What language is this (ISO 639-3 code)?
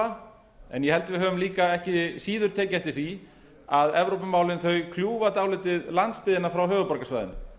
isl